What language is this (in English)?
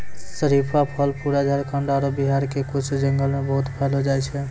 Maithili